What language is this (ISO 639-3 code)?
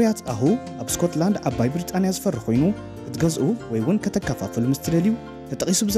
ara